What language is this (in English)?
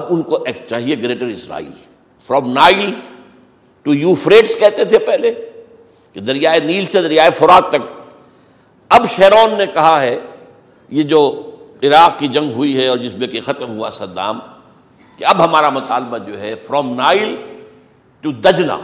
Urdu